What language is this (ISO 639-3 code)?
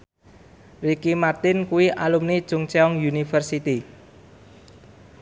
jav